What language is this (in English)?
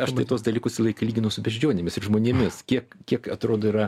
Lithuanian